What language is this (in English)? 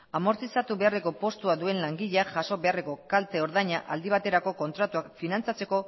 Basque